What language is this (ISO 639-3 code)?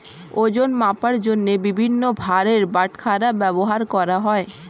ben